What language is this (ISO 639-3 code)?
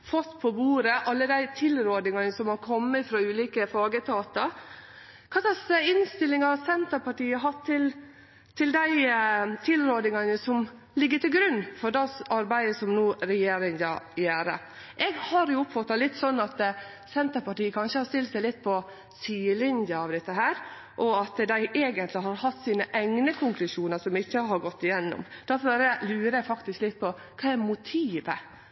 nno